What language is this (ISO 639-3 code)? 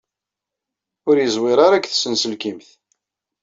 kab